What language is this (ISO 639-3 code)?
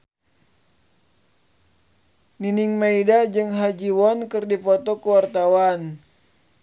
sun